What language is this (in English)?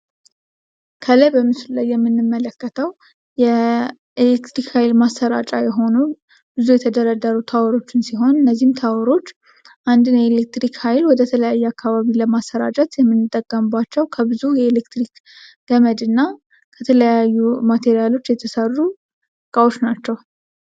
Amharic